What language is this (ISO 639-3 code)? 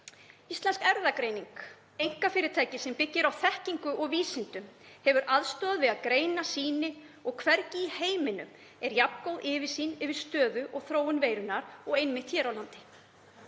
isl